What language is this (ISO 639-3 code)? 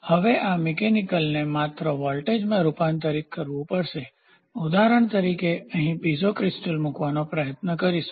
guj